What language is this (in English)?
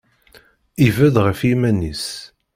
Kabyle